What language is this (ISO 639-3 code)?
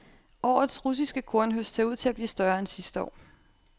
dan